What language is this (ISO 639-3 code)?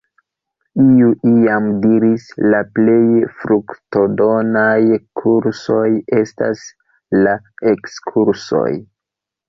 epo